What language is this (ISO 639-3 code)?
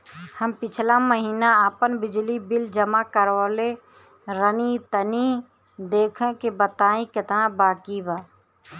bho